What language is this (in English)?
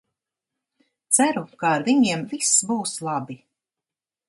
Latvian